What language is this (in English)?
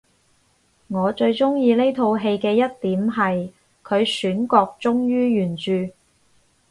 Cantonese